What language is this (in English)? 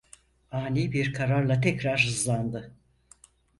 Turkish